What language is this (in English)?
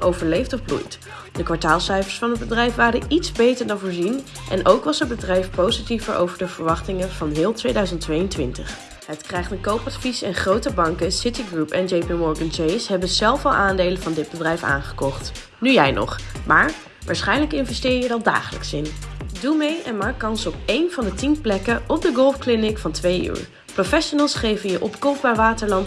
Dutch